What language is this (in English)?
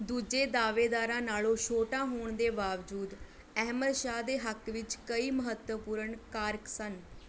Punjabi